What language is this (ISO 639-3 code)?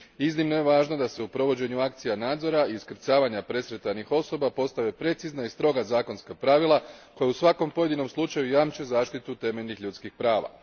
hrv